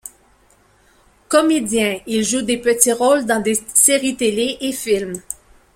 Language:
French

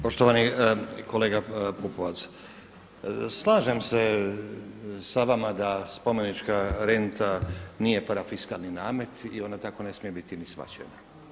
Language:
Croatian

